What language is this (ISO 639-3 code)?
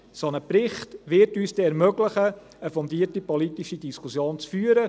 gsw